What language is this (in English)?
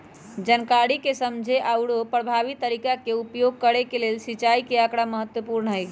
Magahi